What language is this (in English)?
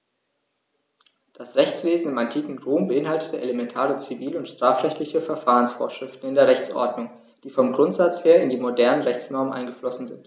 German